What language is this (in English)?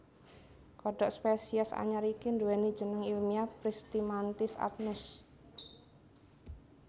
Javanese